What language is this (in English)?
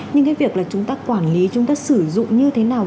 Vietnamese